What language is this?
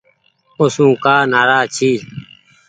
Goaria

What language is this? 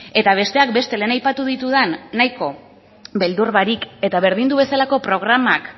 Basque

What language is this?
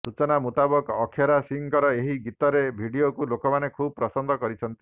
Odia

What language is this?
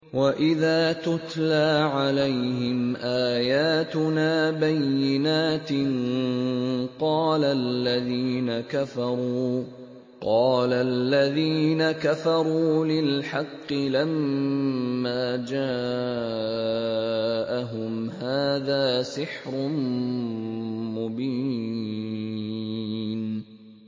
Arabic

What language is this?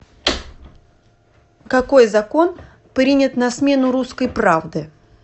Russian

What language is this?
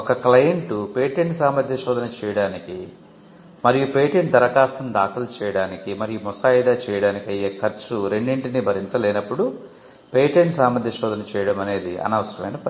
Telugu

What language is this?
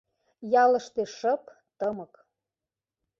Mari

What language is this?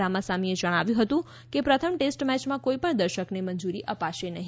Gujarati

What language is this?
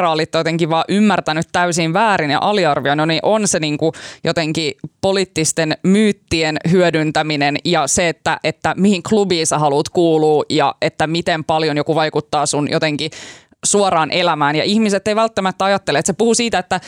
Finnish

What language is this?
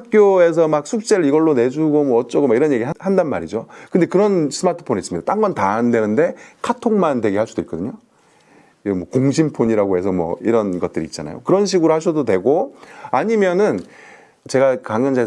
Korean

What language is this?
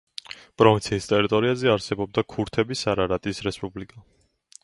Georgian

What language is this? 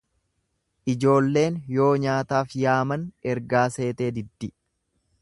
Oromo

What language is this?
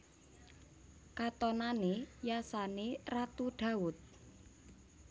Javanese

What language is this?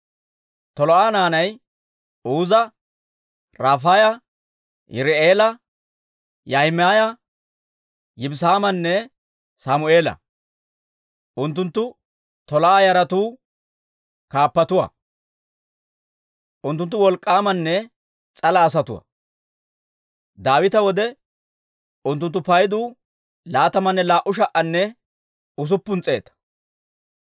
Dawro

